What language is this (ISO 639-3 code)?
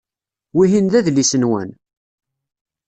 kab